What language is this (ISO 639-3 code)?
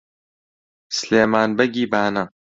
ckb